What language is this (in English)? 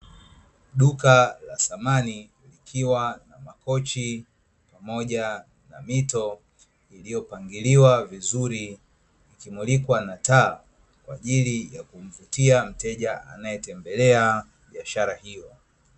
Swahili